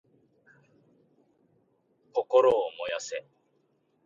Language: Japanese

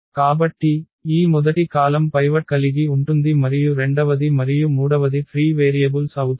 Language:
Telugu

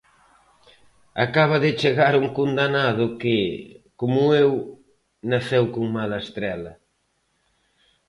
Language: Galician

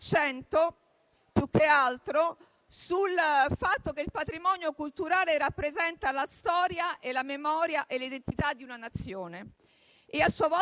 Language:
Italian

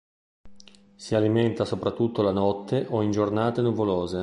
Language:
Italian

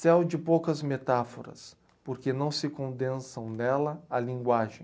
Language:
Portuguese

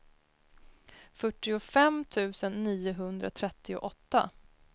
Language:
Swedish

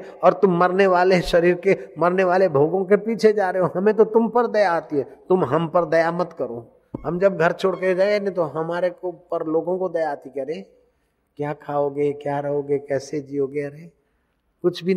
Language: Hindi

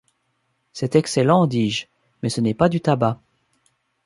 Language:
French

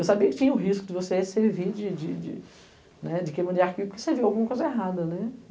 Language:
Portuguese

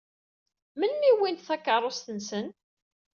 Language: Kabyle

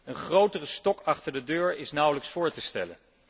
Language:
Dutch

